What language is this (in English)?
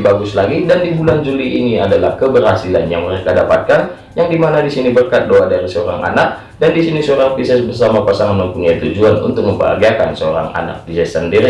Indonesian